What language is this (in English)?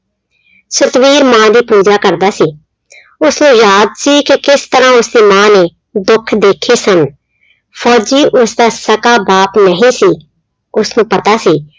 Punjabi